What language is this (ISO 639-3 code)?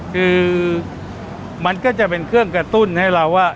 tha